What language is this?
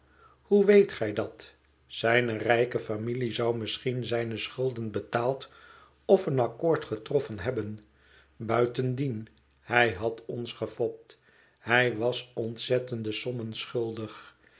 Dutch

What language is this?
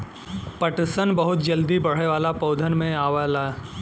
Bhojpuri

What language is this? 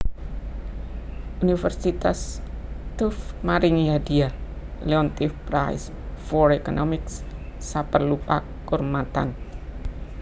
Javanese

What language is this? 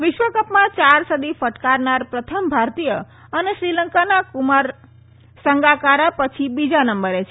Gujarati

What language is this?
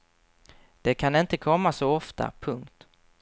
Swedish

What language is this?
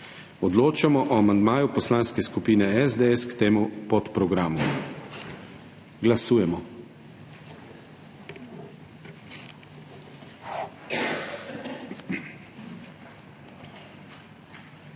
Slovenian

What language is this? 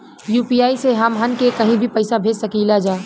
Bhojpuri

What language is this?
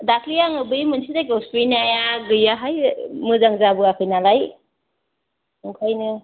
Bodo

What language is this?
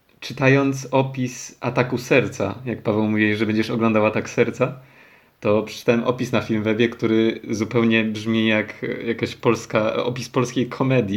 Polish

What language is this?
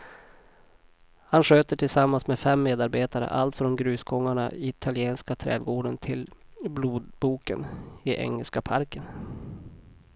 Swedish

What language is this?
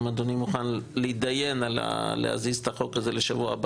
Hebrew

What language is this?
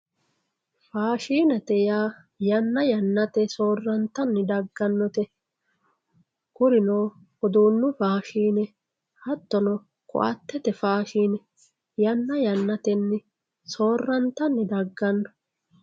Sidamo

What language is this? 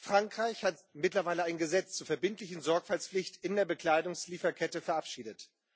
German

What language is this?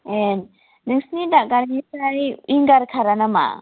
Bodo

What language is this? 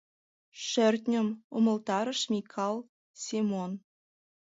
Mari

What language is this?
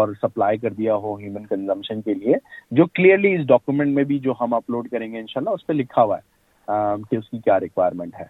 Urdu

